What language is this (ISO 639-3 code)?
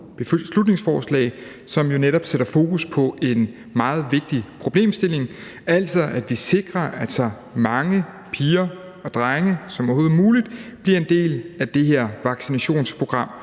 dan